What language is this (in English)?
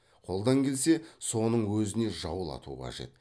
Kazakh